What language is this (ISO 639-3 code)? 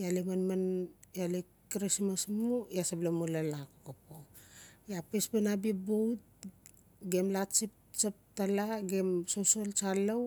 ncf